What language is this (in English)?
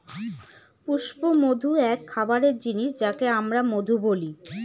Bangla